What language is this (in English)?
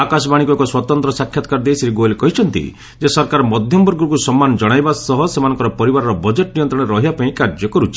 Odia